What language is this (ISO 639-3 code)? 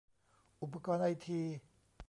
tha